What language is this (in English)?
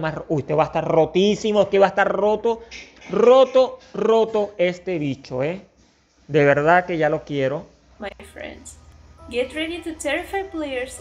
Spanish